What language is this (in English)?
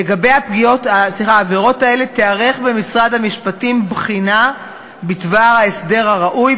Hebrew